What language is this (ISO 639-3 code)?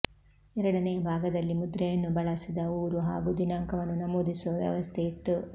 kan